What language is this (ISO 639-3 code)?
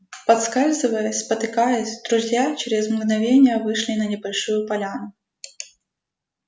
rus